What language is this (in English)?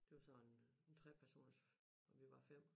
Danish